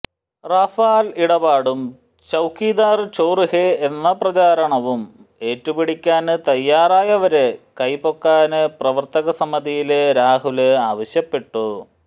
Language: Malayalam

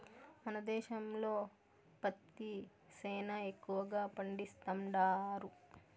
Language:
Telugu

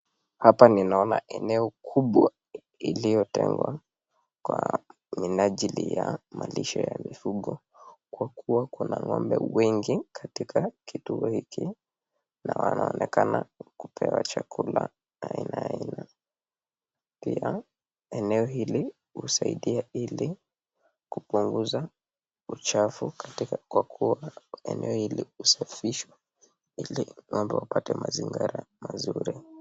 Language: Swahili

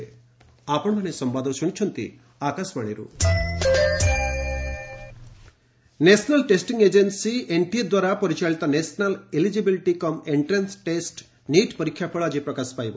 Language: Odia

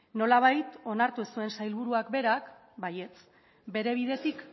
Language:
Basque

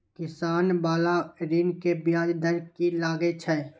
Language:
Maithili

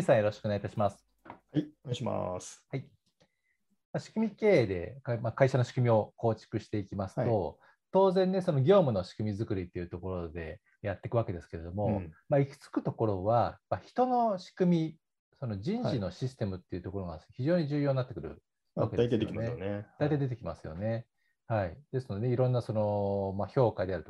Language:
Japanese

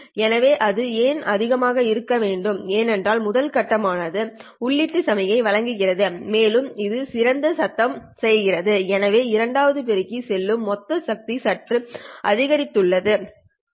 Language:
Tamil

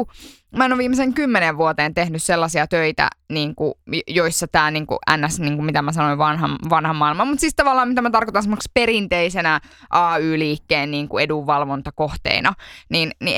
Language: Finnish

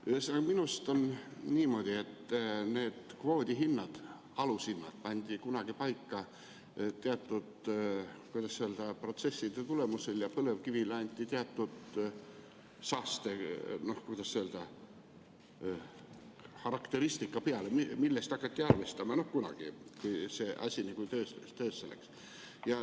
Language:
Estonian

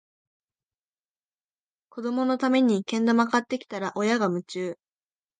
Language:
Japanese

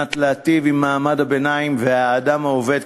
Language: Hebrew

